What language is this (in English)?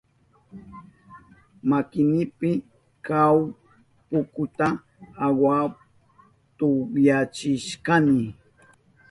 Southern Pastaza Quechua